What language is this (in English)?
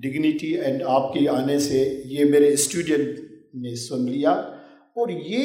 Urdu